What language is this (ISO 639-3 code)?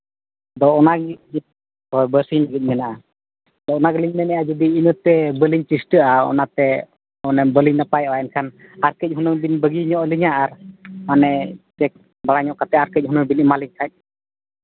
sat